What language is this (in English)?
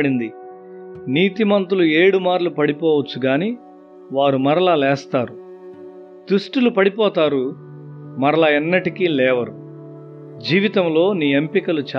Telugu